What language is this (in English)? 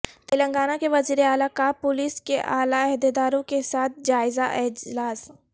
Urdu